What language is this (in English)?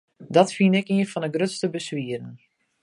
Western Frisian